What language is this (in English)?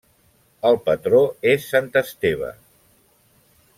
Catalan